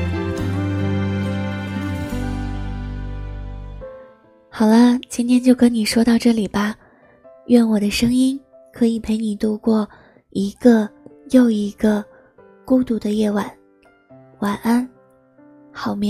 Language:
Chinese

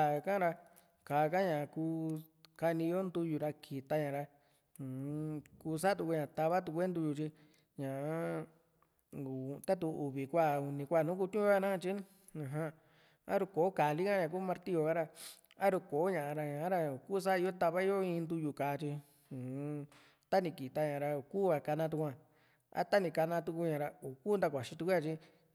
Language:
Juxtlahuaca Mixtec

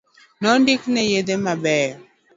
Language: Luo (Kenya and Tanzania)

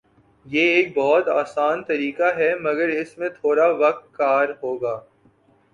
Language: Urdu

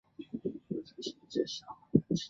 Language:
Chinese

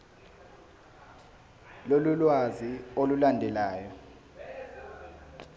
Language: Zulu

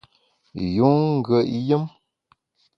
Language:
Bamun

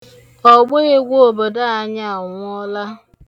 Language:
Igbo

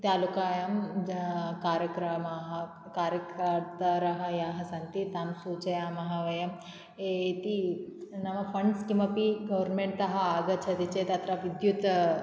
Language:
Sanskrit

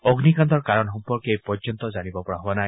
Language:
Assamese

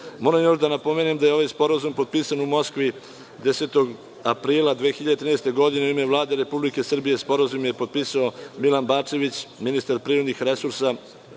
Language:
Serbian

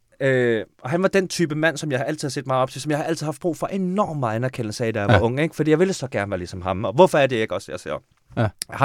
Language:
Danish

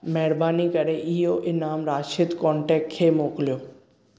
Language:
Sindhi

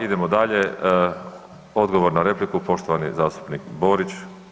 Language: Croatian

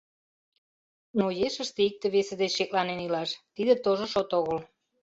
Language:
Mari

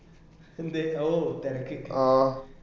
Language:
Malayalam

